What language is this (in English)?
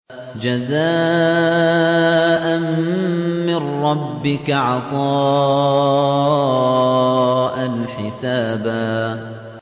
Arabic